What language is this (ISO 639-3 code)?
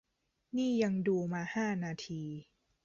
tha